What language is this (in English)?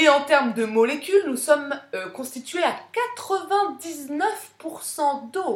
French